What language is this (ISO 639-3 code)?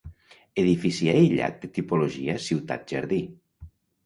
cat